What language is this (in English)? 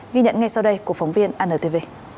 Vietnamese